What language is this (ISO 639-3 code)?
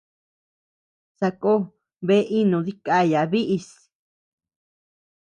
cux